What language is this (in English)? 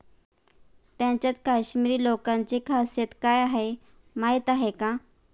Marathi